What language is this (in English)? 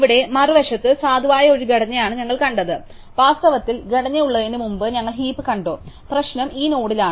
Malayalam